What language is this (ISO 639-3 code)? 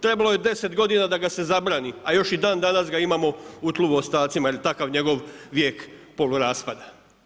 hrv